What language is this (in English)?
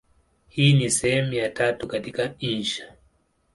Swahili